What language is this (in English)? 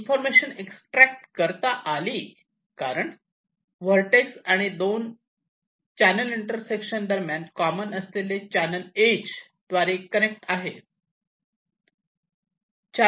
Marathi